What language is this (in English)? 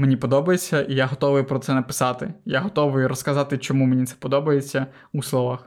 Ukrainian